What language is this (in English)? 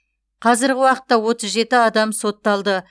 Kazakh